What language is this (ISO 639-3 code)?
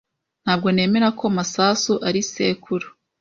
kin